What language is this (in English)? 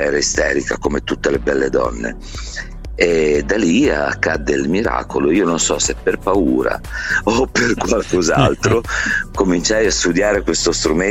Italian